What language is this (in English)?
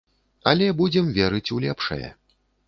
Belarusian